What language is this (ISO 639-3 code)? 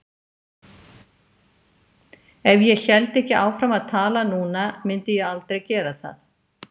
isl